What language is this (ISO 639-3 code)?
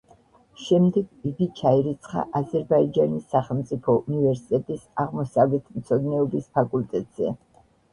kat